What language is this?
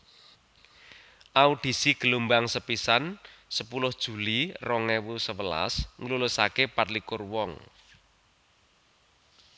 Javanese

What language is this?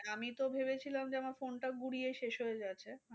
Bangla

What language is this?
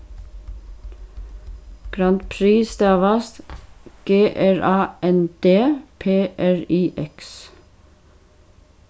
Faroese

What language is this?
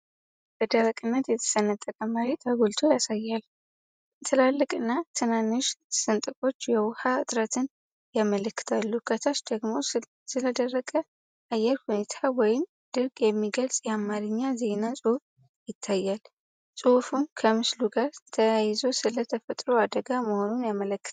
Amharic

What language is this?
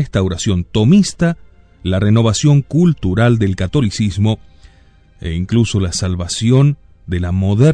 Spanish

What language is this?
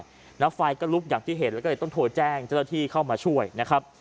Thai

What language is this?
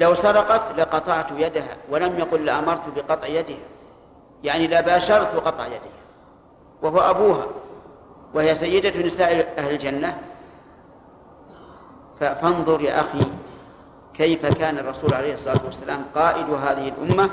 Arabic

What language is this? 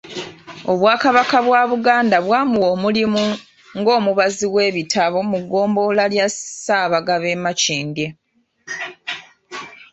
Ganda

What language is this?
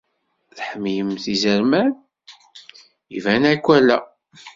Kabyle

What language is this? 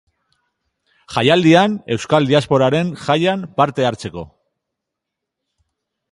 Basque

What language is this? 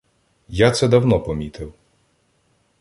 Ukrainian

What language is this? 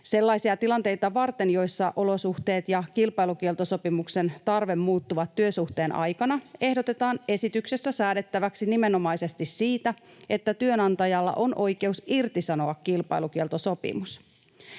Finnish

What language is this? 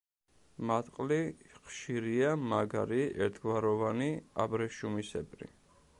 Georgian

